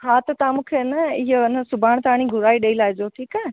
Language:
Sindhi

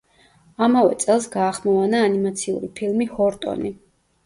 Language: Georgian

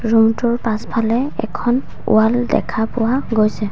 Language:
Assamese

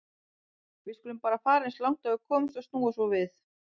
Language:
Icelandic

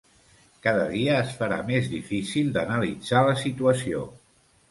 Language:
Catalan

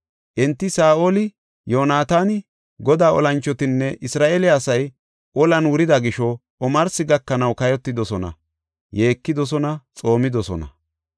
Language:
Gofa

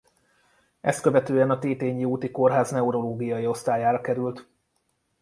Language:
Hungarian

